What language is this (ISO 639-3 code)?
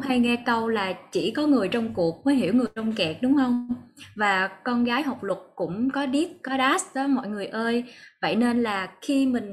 vie